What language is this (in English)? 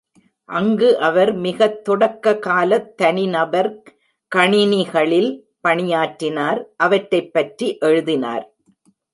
Tamil